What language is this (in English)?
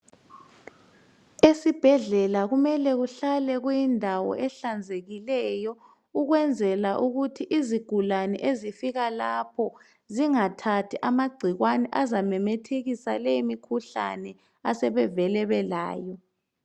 North Ndebele